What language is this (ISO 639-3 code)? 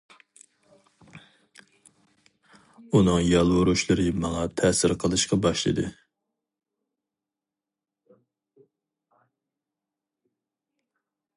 uig